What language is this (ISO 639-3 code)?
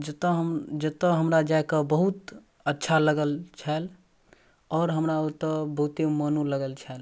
mai